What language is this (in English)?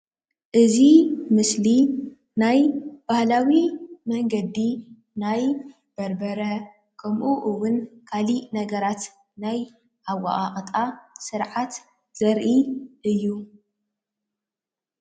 Tigrinya